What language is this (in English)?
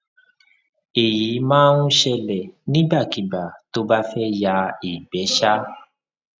Yoruba